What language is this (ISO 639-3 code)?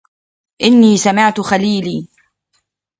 ara